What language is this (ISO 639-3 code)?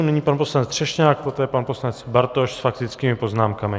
ces